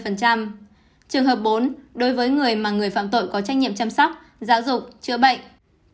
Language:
Vietnamese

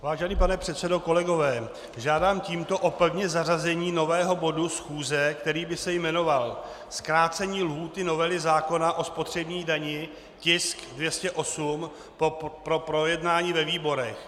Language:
Czech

